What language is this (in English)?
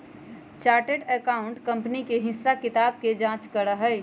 Magahi